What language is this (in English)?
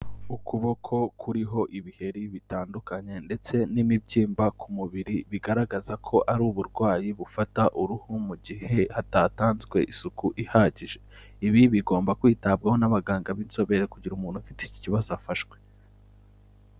Kinyarwanda